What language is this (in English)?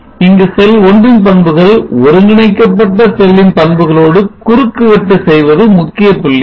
Tamil